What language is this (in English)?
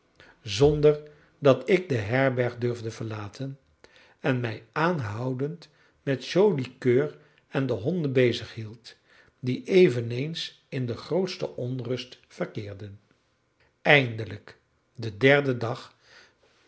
Dutch